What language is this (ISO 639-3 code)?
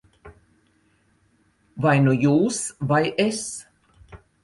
lav